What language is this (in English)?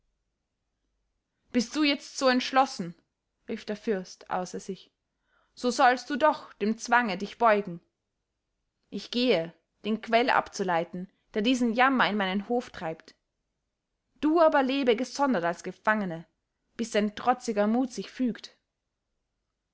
German